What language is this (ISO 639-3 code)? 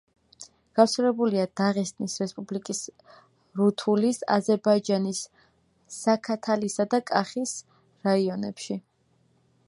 kat